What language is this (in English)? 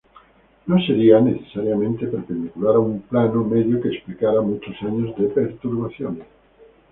Spanish